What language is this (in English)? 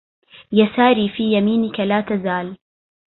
Arabic